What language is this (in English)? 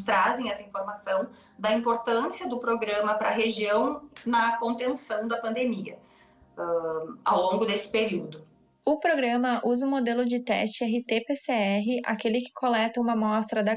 Portuguese